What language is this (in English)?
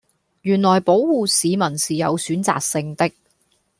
Cantonese